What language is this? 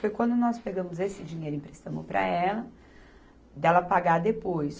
Portuguese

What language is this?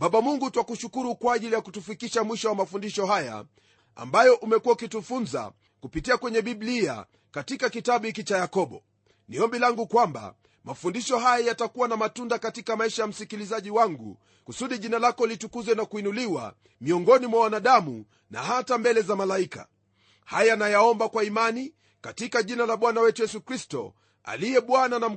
Swahili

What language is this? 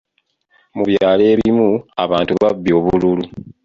Ganda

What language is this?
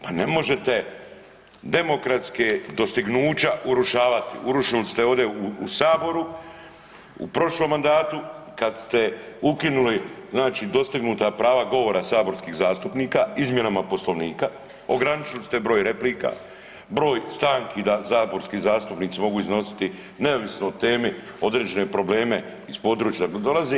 Croatian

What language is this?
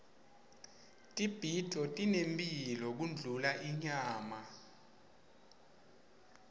Swati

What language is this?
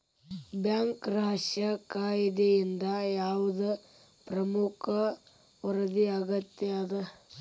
Kannada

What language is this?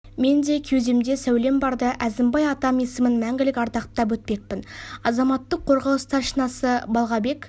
Kazakh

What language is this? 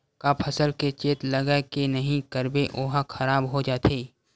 Chhattisgarhi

